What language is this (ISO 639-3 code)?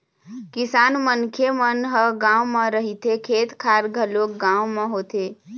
hne